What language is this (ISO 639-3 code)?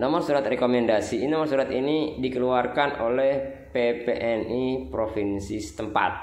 ind